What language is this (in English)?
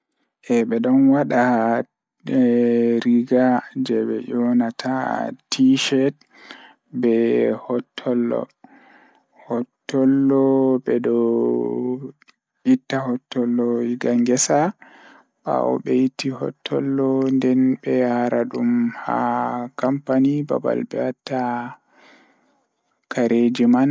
Fula